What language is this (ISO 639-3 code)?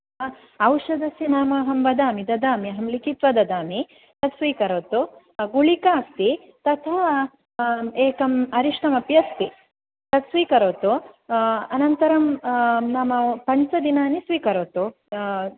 san